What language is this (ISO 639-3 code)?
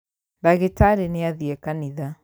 kik